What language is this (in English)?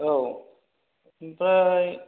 Bodo